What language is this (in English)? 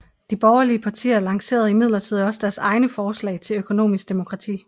Danish